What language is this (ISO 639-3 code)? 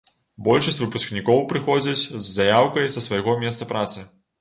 bel